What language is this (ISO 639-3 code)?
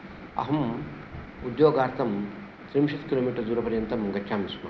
san